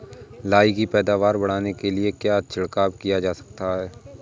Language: Hindi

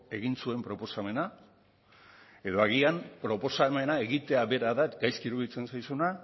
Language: Basque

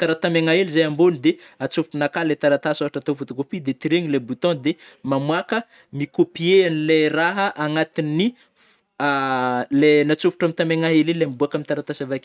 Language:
Northern Betsimisaraka Malagasy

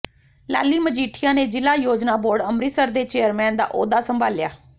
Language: Punjabi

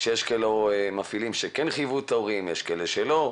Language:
Hebrew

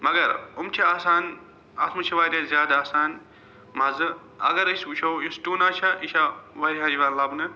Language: Kashmiri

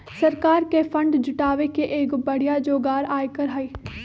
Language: Magahi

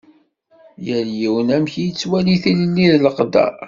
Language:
Kabyle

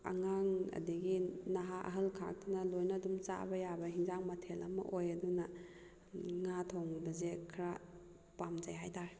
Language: Manipuri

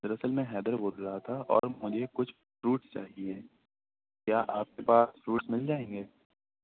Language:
Urdu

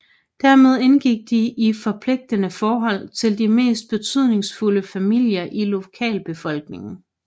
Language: Danish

